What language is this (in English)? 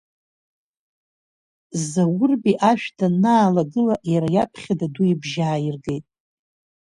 Abkhazian